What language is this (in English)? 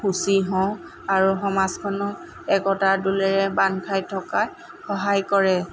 Assamese